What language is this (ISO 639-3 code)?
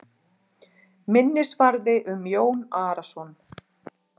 isl